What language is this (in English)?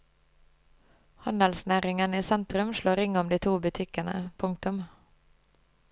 Norwegian